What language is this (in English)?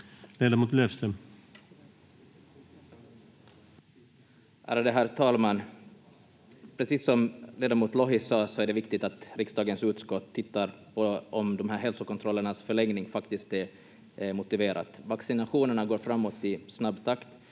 Finnish